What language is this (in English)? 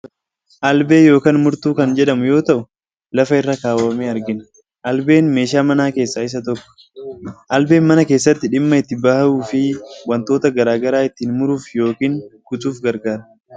Oromo